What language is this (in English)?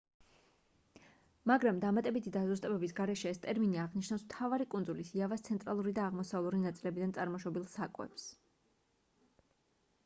Georgian